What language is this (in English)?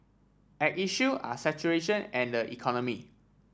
English